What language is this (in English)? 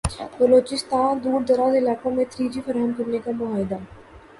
Urdu